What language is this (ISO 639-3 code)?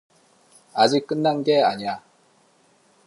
kor